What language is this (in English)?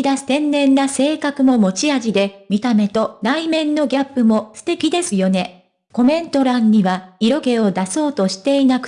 Japanese